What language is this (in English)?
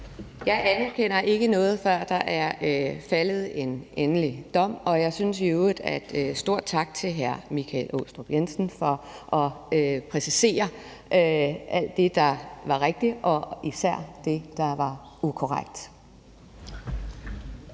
Danish